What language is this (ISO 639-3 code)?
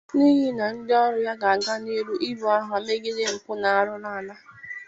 ibo